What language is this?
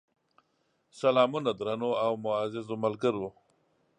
Pashto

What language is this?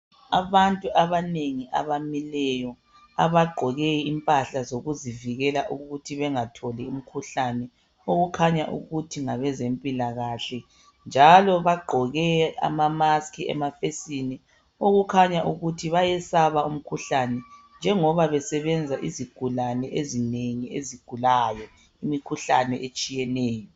North Ndebele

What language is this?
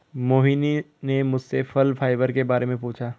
Hindi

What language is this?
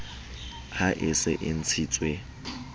Southern Sotho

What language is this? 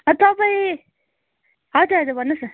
Nepali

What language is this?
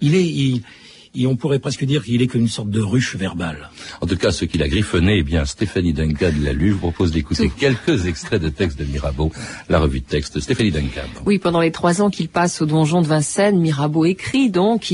French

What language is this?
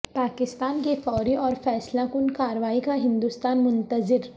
Urdu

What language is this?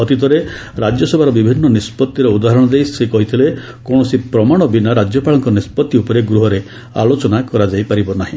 Odia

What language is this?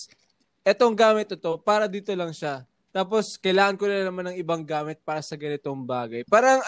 Filipino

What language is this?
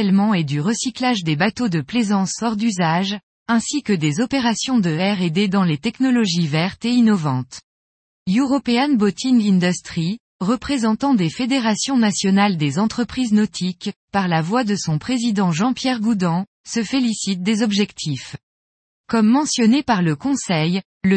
French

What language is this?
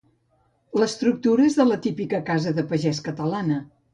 Catalan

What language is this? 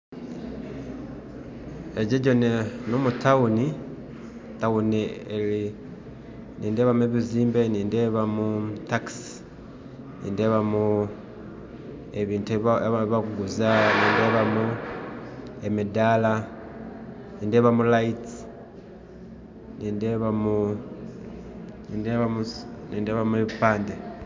Nyankole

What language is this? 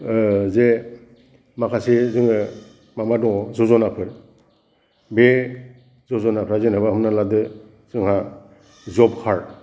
Bodo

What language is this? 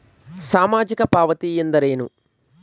Kannada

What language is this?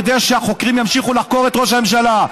Hebrew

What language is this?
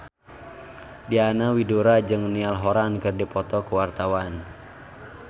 Sundanese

